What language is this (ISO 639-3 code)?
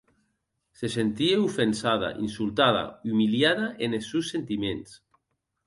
oci